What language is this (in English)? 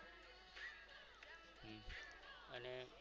Gujarati